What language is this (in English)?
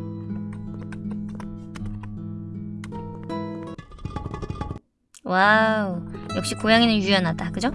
Korean